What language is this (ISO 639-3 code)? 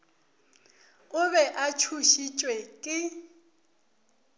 nso